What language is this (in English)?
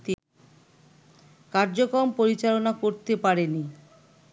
Bangla